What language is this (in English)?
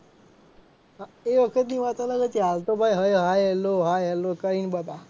Gujarati